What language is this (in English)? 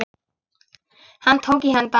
Icelandic